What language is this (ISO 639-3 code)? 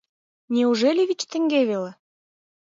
chm